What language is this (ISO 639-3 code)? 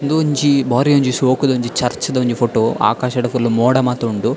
tcy